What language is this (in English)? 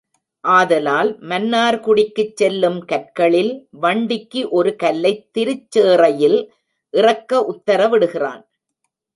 Tamil